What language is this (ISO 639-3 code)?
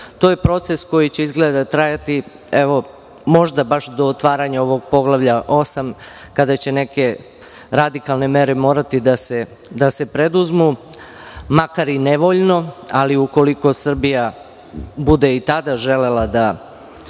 srp